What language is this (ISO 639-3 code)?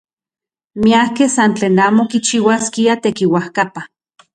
ncx